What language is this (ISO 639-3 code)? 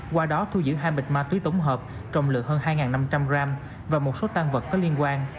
vie